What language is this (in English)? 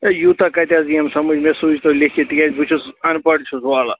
Kashmiri